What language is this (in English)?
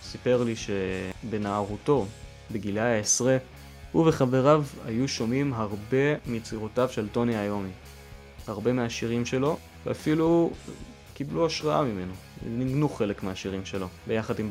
Hebrew